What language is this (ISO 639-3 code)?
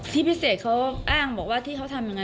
tha